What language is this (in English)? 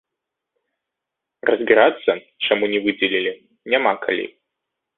Belarusian